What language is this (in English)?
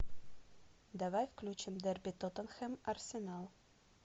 Russian